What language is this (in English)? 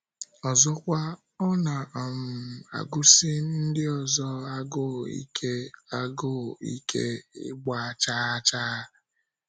Igbo